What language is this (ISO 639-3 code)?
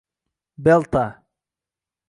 uzb